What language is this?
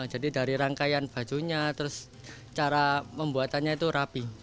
Indonesian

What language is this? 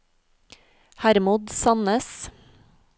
Norwegian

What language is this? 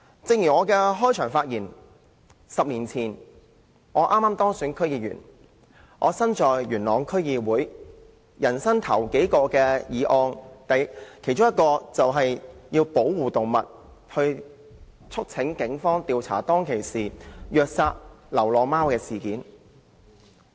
Cantonese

